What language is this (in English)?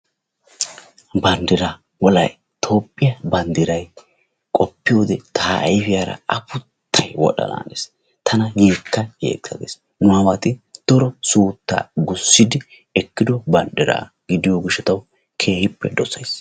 Wolaytta